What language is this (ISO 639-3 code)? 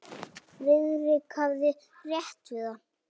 isl